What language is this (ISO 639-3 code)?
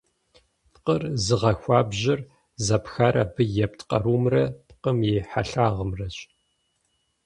kbd